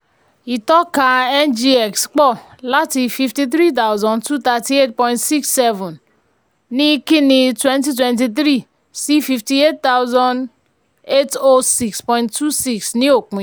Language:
Yoruba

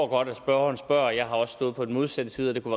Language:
Danish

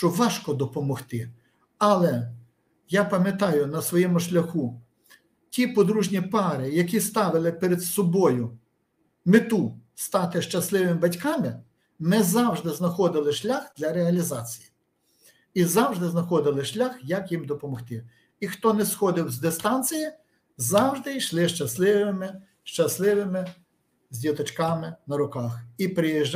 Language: Ukrainian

